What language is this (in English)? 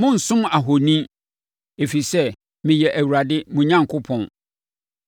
Akan